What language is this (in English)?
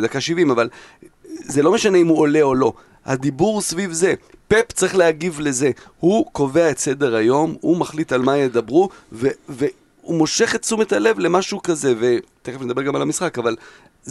Hebrew